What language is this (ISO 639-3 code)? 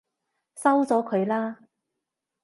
yue